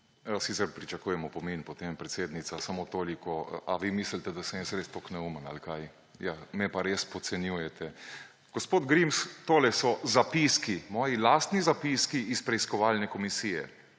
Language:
Slovenian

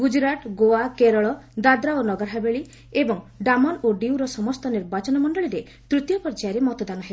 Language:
Odia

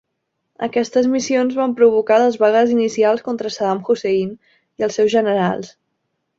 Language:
Catalan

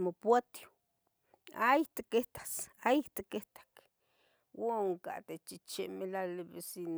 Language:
Tetelcingo Nahuatl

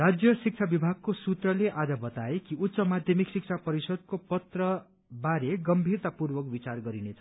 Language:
Nepali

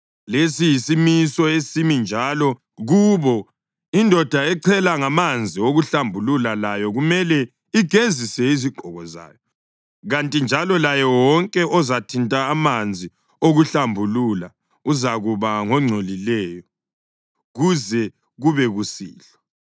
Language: North Ndebele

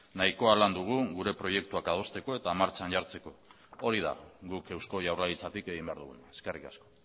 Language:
Basque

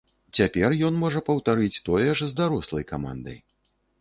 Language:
Belarusian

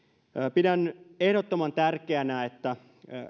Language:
Finnish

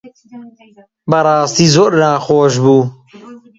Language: Central Kurdish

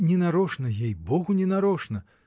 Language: Russian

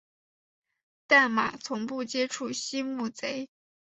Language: Chinese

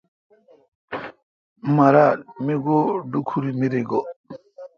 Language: Kalkoti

